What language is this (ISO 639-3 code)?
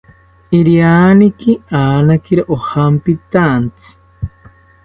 cpy